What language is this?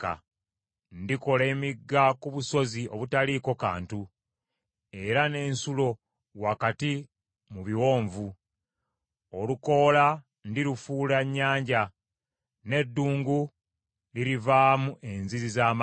Ganda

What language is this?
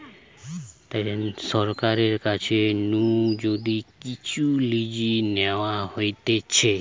Bangla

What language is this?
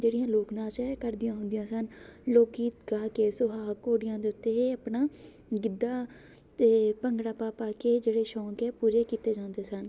Punjabi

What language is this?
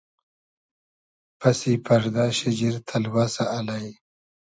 Hazaragi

